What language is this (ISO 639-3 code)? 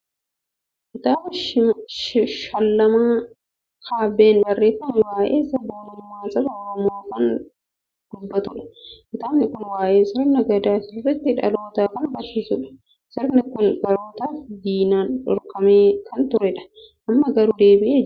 orm